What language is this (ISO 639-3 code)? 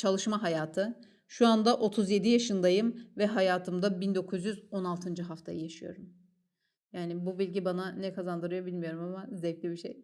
tur